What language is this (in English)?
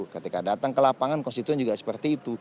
Indonesian